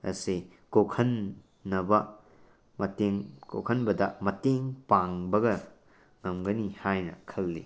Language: Manipuri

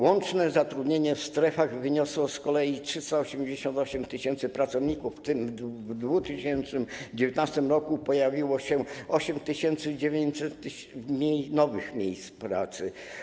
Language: Polish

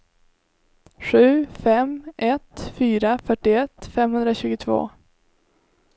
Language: Swedish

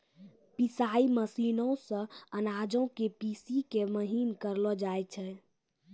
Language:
Maithili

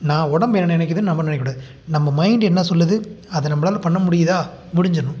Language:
Tamil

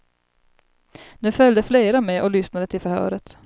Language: Swedish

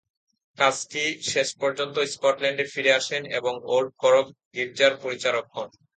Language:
Bangla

